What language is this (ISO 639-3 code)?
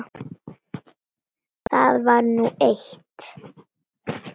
isl